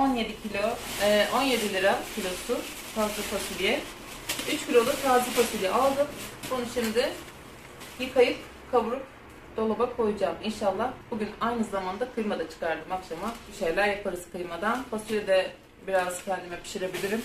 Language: Turkish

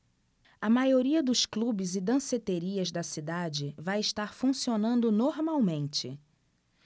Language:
Portuguese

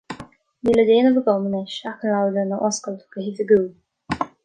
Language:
Irish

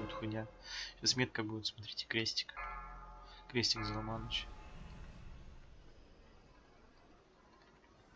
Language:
Russian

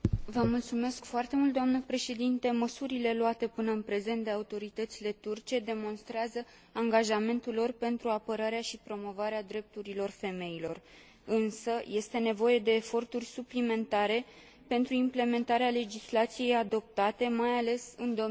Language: Romanian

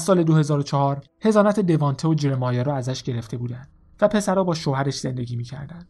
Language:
Persian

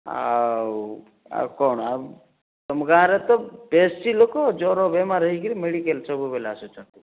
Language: Odia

